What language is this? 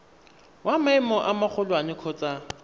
Tswana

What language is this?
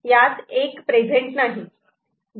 Marathi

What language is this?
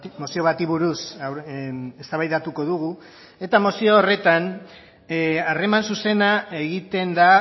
Basque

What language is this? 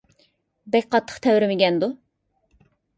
Uyghur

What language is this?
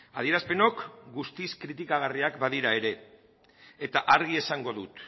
Basque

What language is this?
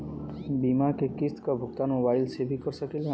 Bhojpuri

